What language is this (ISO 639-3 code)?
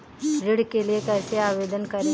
hin